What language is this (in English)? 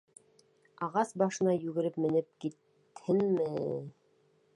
Bashkir